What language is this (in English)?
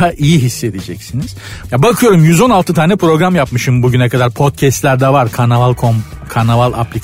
Turkish